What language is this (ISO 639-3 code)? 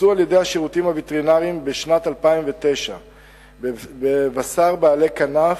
heb